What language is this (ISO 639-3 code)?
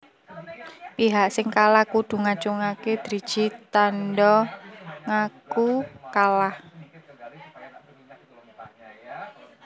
jav